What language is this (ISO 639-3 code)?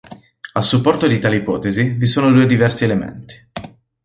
ita